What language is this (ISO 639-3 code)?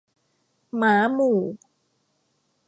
tha